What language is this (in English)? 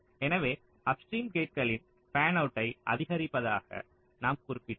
Tamil